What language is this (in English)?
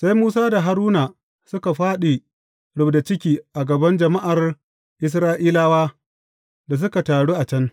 Hausa